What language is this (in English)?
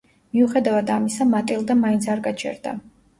Georgian